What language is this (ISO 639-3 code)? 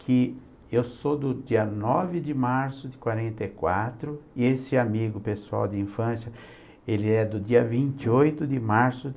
por